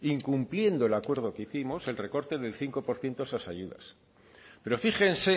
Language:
Spanish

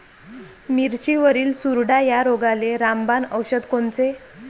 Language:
Marathi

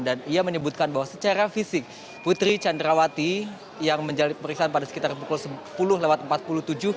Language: Indonesian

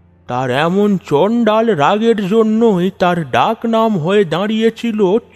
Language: Bangla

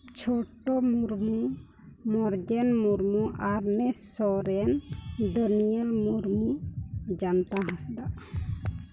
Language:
Santali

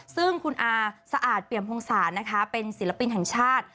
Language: Thai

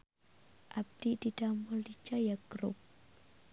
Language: Sundanese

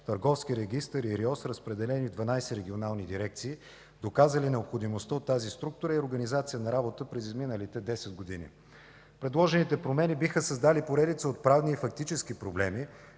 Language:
Bulgarian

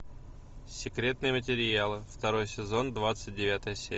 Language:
Russian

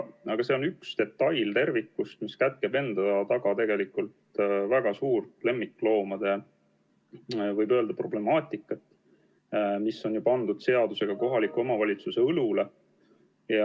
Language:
Estonian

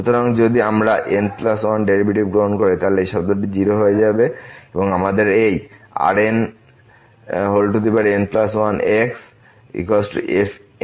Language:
Bangla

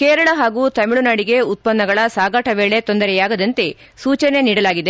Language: Kannada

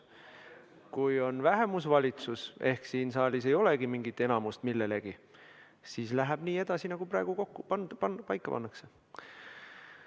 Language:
Estonian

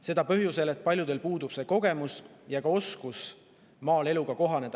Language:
Estonian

